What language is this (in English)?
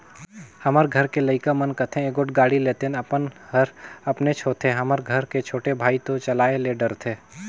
Chhattisgarhi